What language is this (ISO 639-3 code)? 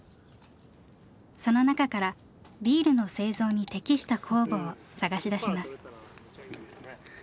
jpn